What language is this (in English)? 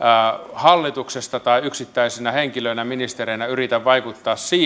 Finnish